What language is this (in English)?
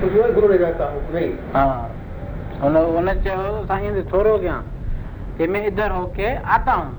Hindi